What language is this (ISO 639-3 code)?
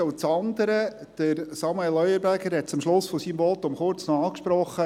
gsw